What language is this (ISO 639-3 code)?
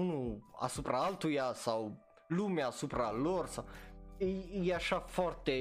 ron